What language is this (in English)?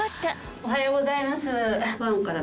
Japanese